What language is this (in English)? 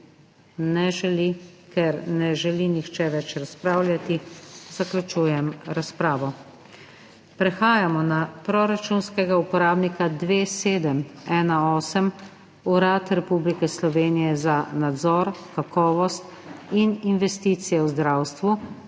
Slovenian